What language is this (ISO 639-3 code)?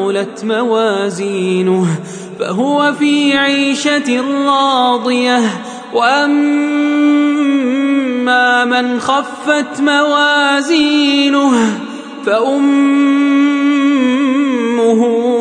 ara